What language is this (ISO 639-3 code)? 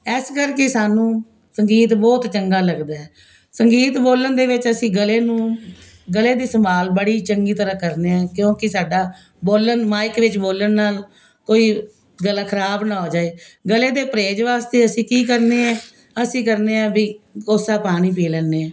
pan